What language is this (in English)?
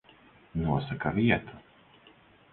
Latvian